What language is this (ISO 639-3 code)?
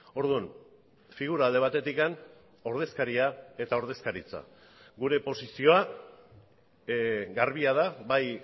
eus